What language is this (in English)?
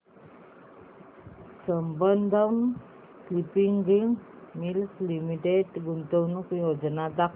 Marathi